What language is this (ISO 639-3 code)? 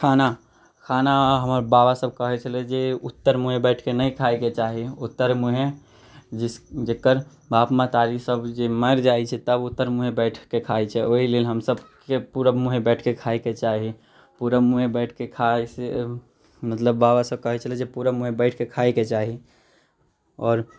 mai